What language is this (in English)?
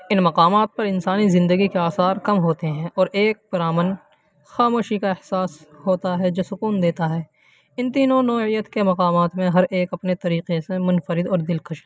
Urdu